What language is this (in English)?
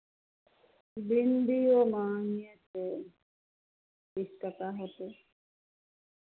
Maithili